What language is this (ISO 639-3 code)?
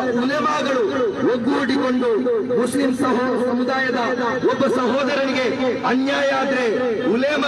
hin